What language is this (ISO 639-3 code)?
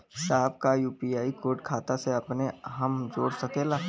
bho